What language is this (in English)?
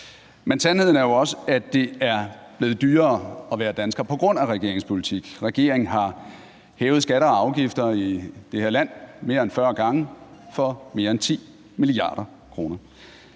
Danish